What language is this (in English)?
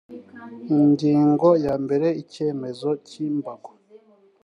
Kinyarwanda